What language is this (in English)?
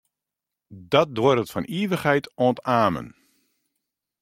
Western Frisian